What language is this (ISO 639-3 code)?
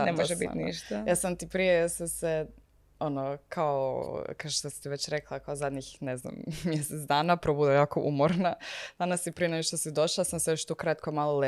hrv